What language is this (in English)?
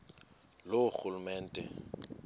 Xhosa